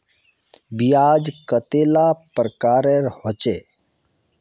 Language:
Magahi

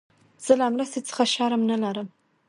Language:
Pashto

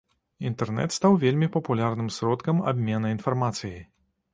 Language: Belarusian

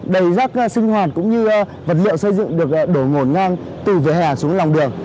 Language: Vietnamese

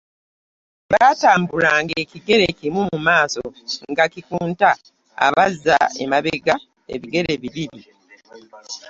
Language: Ganda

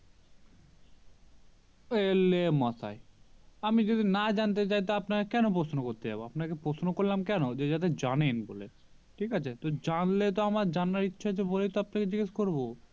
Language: Bangla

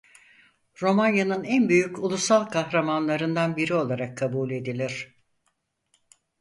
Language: Turkish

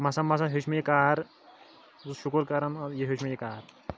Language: Kashmiri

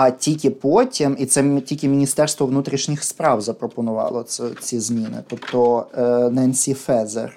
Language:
Ukrainian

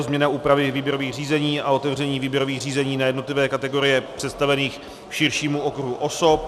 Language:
Czech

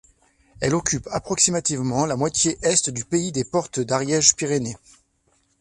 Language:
French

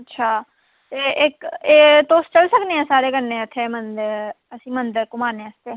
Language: Dogri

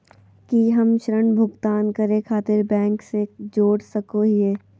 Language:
Magahi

